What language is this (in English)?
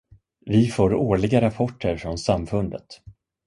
Swedish